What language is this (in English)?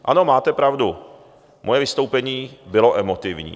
Czech